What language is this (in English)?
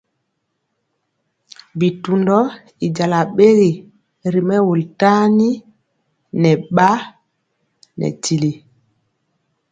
Mpiemo